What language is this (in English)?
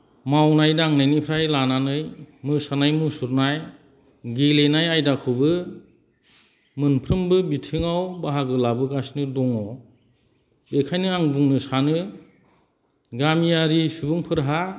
Bodo